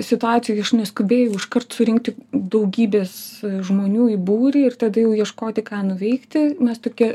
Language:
Lithuanian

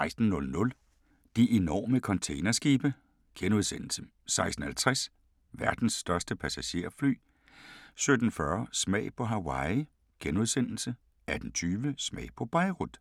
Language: Danish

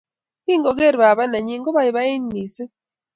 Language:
Kalenjin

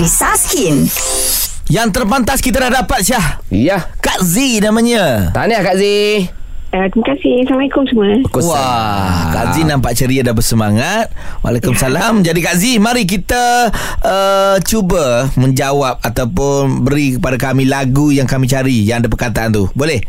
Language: Malay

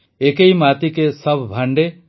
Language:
Odia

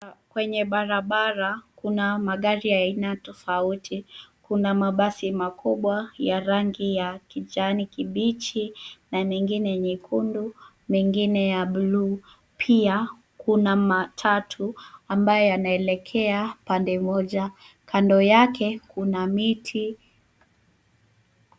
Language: Swahili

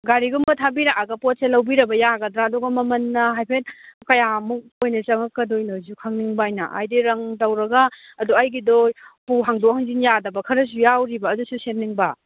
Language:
Manipuri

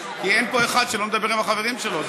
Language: Hebrew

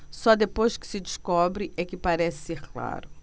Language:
Portuguese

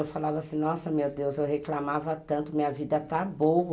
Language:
Portuguese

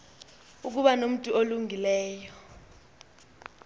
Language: Xhosa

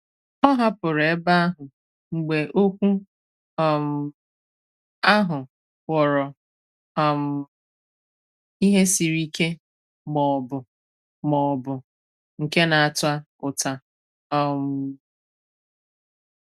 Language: Igbo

